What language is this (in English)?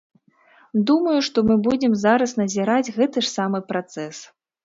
Belarusian